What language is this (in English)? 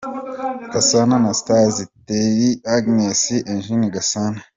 Kinyarwanda